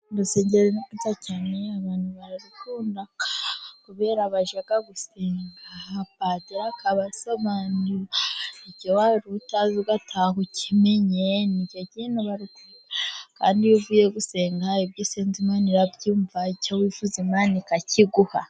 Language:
Kinyarwanda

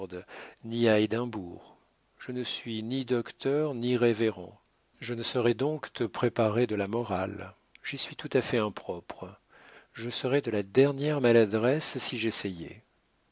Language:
French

